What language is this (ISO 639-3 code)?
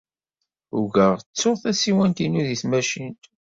kab